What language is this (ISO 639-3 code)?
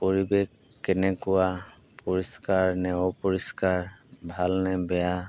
asm